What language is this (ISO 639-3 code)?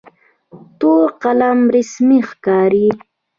pus